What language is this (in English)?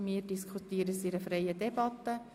Swiss German